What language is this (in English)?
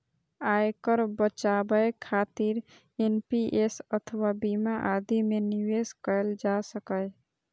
Maithili